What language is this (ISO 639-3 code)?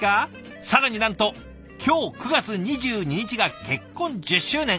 jpn